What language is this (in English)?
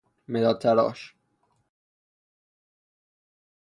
Persian